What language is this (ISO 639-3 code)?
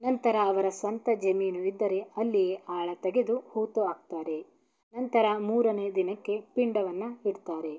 kan